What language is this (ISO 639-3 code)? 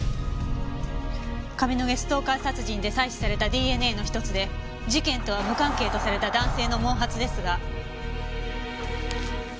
jpn